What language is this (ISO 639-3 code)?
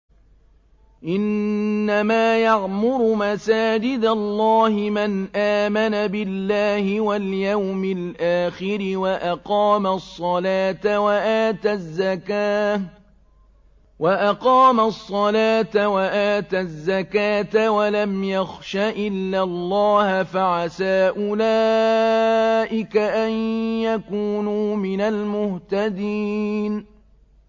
ara